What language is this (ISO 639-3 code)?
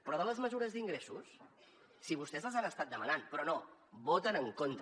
cat